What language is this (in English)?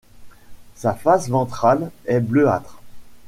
French